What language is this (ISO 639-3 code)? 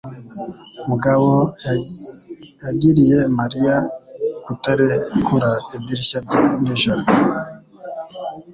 kin